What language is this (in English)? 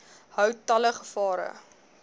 Afrikaans